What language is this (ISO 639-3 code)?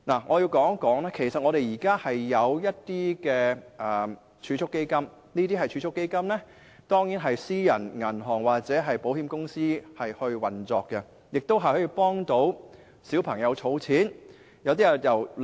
yue